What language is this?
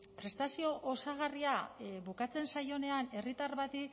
Basque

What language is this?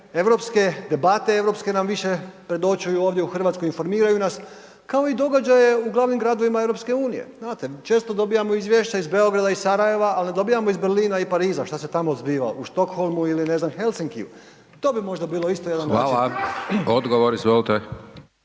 Croatian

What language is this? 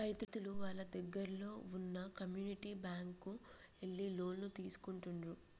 Telugu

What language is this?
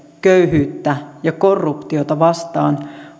Finnish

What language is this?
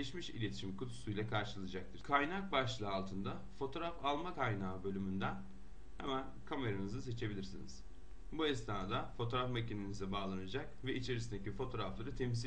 Turkish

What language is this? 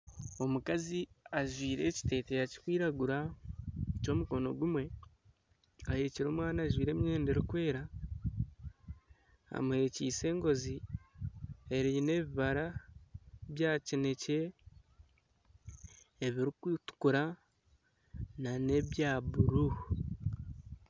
Nyankole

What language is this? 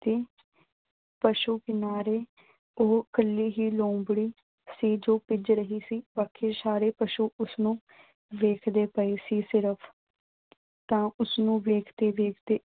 Punjabi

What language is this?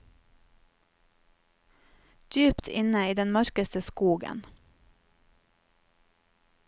Norwegian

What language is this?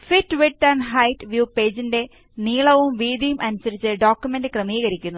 Malayalam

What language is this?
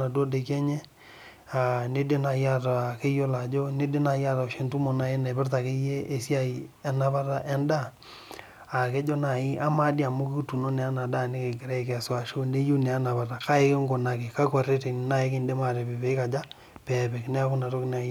Masai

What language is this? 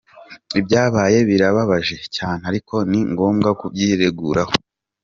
Kinyarwanda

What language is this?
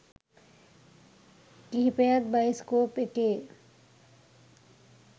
Sinhala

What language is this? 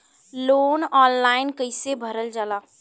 Bhojpuri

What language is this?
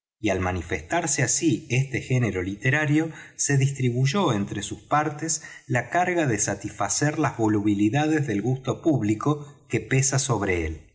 Spanish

